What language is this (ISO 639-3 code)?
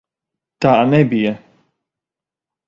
lav